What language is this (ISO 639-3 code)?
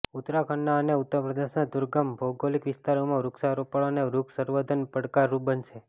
guj